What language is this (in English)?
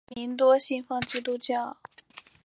Chinese